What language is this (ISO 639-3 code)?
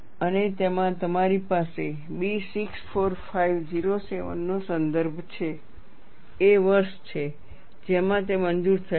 guj